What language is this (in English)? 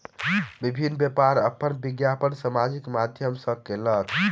Maithili